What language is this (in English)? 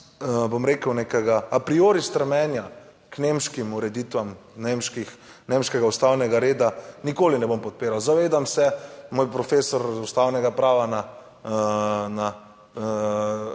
Slovenian